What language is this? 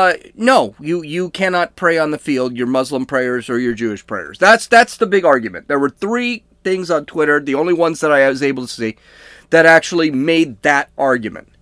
English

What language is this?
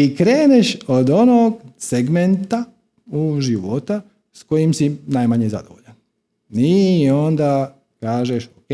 Croatian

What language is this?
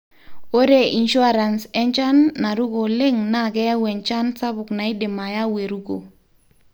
Masai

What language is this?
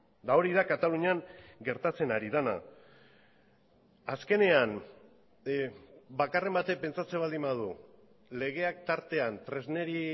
Basque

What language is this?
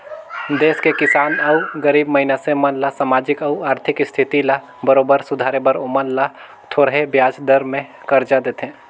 Chhattisgarhi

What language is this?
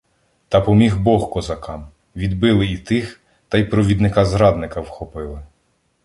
Ukrainian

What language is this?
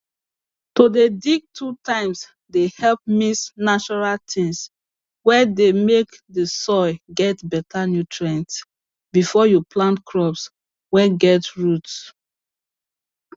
Nigerian Pidgin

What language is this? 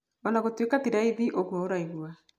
Kikuyu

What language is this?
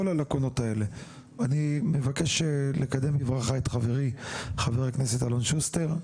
Hebrew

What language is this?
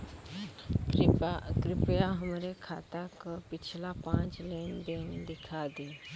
Bhojpuri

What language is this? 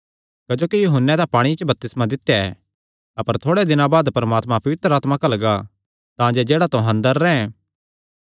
Kangri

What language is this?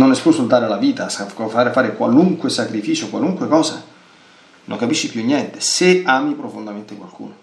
Italian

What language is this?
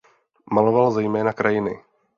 Czech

